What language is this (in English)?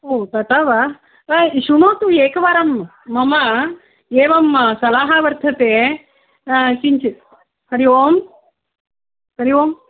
Sanskrit